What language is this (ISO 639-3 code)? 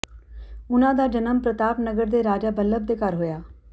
pan